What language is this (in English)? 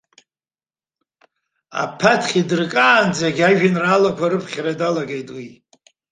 Abkhazian